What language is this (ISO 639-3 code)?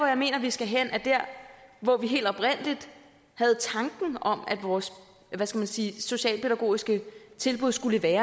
dan